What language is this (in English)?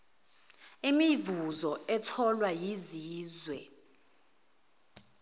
Zulu